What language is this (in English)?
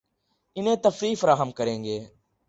Urdu